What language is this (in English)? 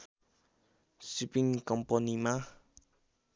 Nepali